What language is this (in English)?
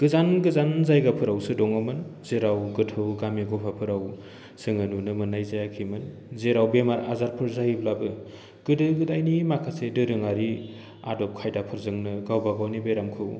Bodo